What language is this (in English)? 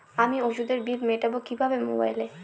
Bangla